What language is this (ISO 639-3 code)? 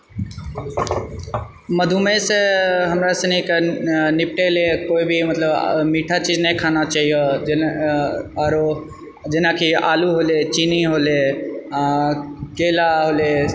mai